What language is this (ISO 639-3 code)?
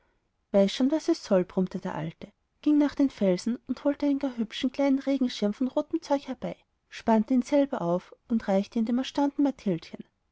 deu